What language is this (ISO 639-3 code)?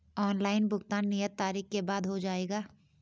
hin